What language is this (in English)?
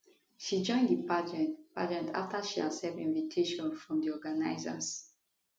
Nigerian Pidgin